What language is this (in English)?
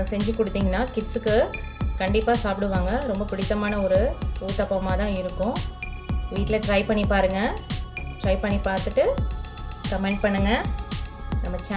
Tamil